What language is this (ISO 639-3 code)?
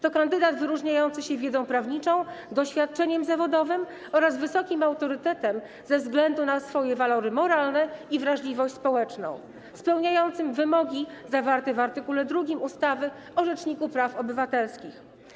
pol